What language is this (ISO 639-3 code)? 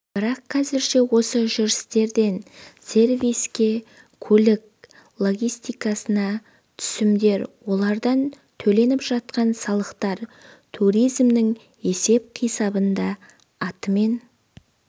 kaz